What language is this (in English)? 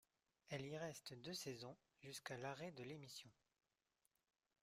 French